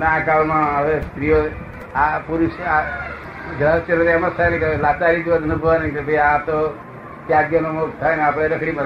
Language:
Gujarati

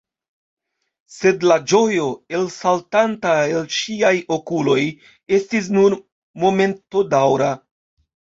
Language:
Esperanto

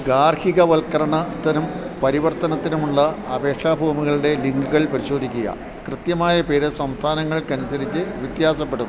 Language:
Malayalam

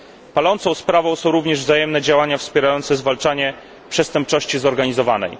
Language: Polish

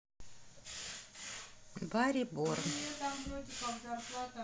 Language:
Russian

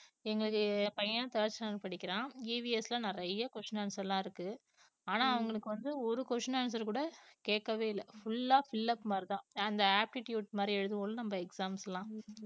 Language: Tamil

